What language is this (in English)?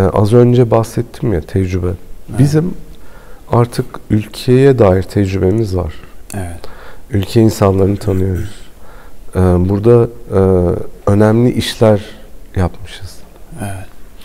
Turkish